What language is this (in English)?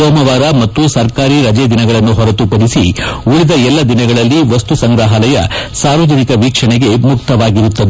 Kannada